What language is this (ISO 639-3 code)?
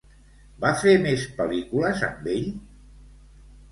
cat